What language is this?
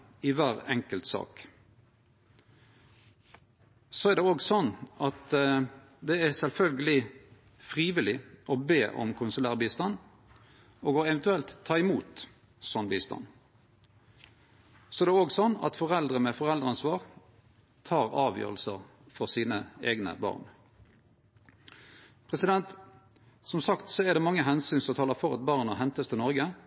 Norwegian Nynorsk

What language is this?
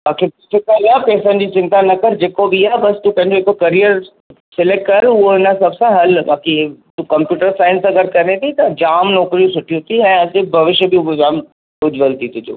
Sindhi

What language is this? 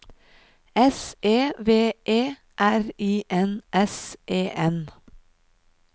Norwegian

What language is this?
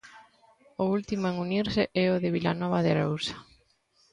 Galician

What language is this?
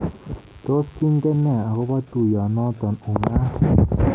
Kalenjin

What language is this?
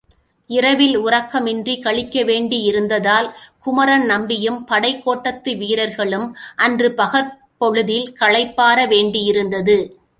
Tamil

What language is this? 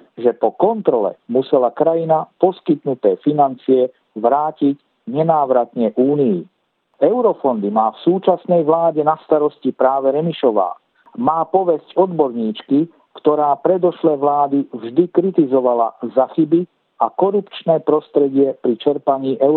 Slovak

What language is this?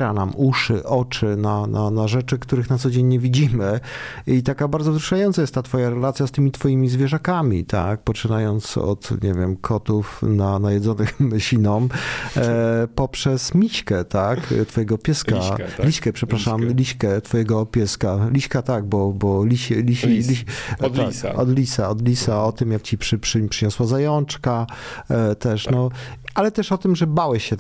Polish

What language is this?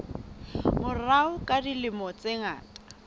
Southern Sotho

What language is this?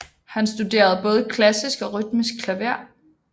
Danish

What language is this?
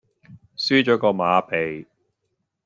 Cantonese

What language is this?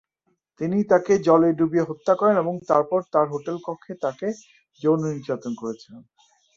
Bangla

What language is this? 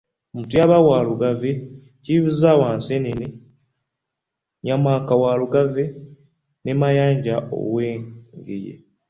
Ganda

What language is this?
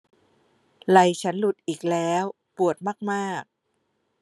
Thai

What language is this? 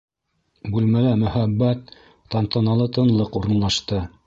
Bashkir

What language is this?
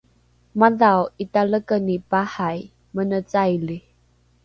Rukai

